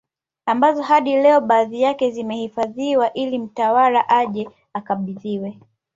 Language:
Swahili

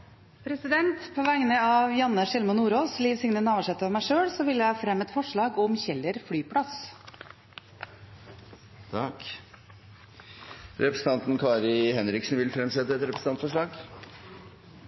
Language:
Norwegian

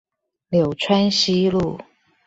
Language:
Chinese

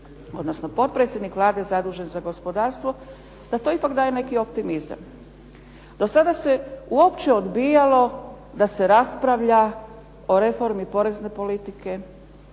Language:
Croatian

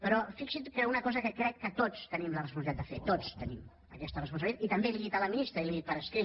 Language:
Catalan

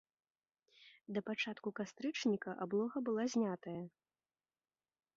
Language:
Belarusian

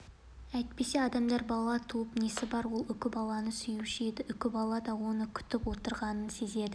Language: Kazakh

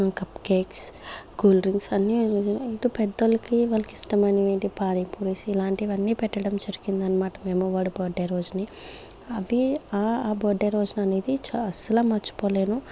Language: Telugu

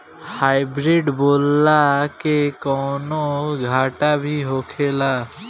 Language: Bhojpuri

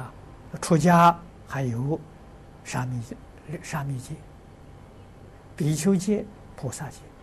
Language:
Chinese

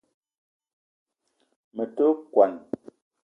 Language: Eton (Cameroon)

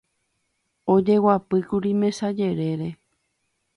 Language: Guarani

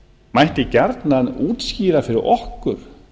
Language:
Icelandic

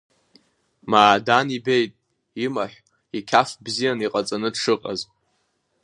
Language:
Abkhazian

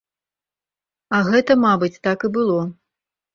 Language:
Belarusian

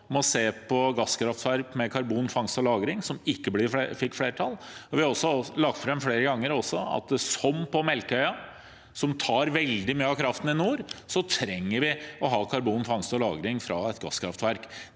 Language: Norwegian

